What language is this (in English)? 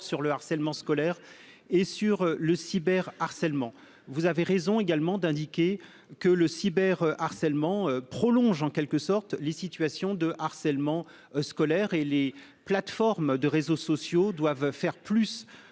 French